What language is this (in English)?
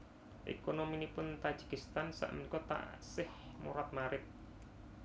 Javanese